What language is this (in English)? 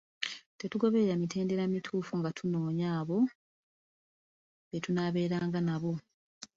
Ganda